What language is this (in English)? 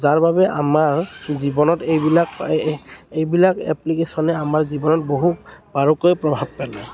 Assamese